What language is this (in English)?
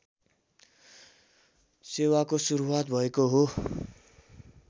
Nepali